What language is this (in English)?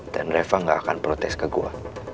Indonesian